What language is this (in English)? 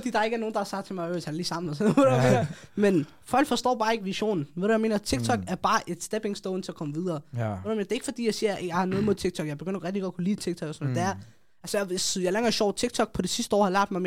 Danish